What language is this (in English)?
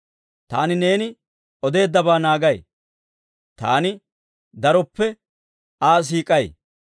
Dawro